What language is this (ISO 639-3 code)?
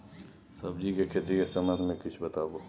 mai